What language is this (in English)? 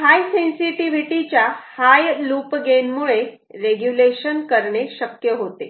Marathi